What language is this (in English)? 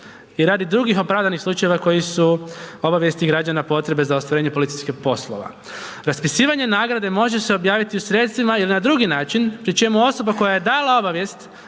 Croatian